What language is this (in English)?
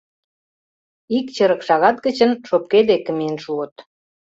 Mari